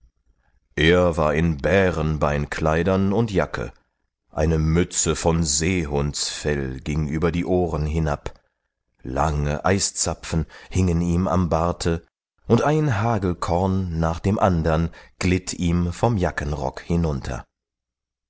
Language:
German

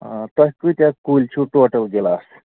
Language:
Kashmiri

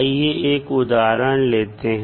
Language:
Hindi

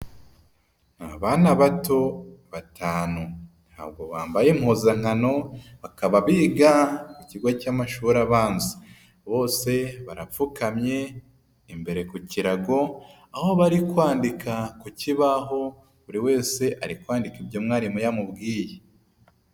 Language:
Kinyarwanda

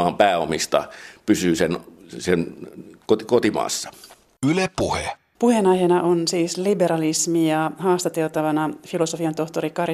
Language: Finnish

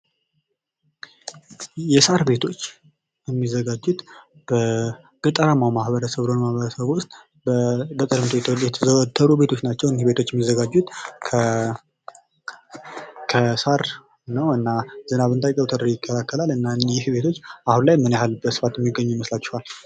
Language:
Amharic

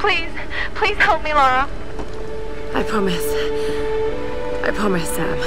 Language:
Hungarian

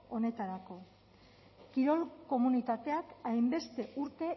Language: Basque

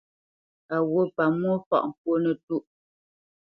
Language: Bamenyam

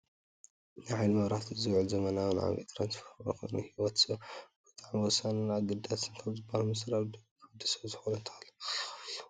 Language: Tigrinya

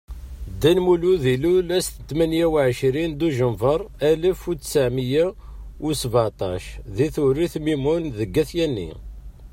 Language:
Kabyle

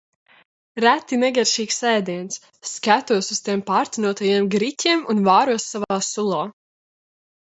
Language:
Latvian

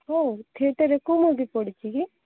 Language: Odia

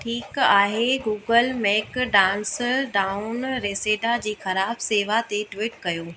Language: Sindhi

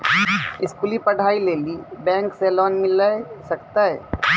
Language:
Maithili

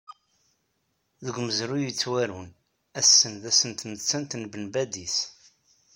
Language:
Kabyle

